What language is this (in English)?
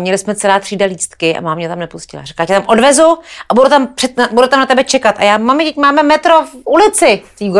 Czech